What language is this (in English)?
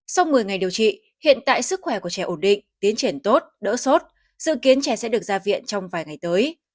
Vietnamese